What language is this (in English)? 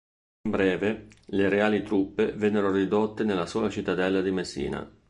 Italian